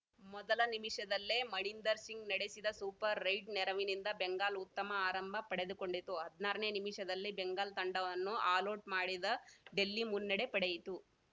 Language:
Kannada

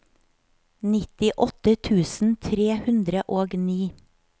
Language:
Norwegian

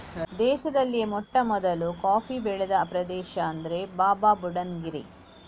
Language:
Kannada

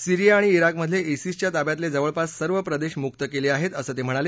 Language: Marathi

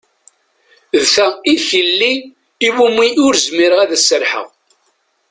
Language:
Kabyle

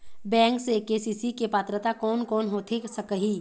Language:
Chhattisgarhi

